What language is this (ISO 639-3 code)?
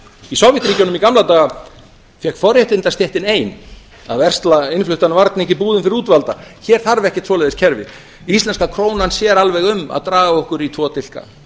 isl